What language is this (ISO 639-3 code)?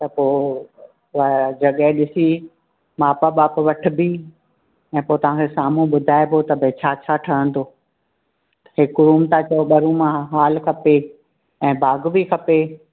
snd